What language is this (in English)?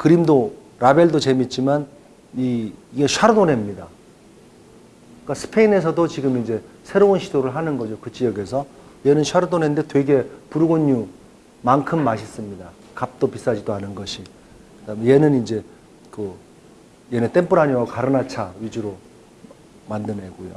Korean